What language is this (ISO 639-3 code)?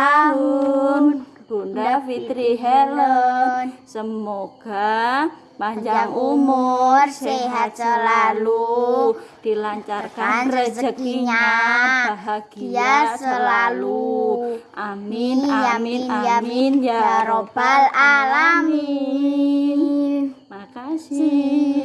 ind